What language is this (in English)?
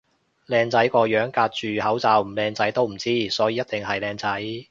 Cantonese